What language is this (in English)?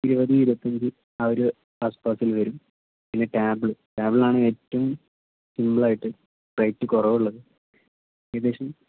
Malayalam